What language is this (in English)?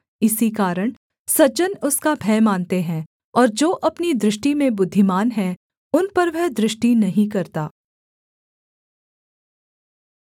Hindi